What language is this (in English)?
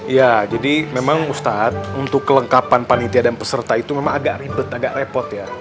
Indonesian